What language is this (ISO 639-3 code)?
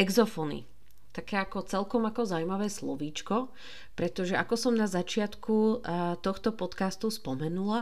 slk